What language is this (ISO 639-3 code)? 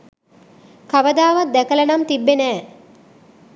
sin